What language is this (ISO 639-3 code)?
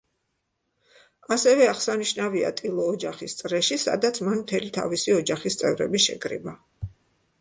kat